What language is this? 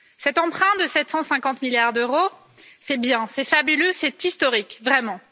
French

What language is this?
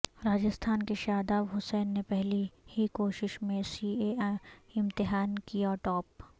Urdu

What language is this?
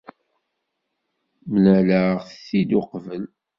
Kabyle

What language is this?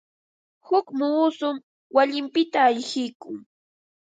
Ambo-Pasco Quechua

